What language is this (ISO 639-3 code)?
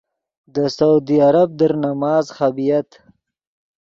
ydg